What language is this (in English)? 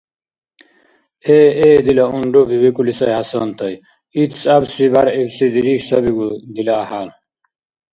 Dargwa